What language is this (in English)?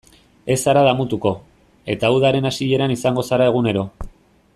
Basque